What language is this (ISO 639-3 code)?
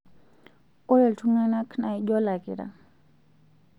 mas